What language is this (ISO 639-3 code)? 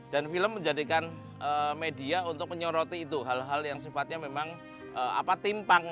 ind